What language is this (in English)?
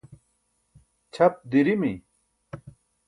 Burushaski